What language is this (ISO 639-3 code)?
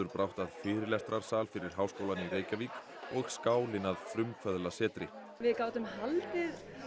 isl